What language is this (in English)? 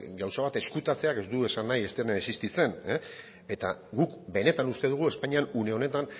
Basque